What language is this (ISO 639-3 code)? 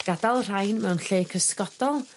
cym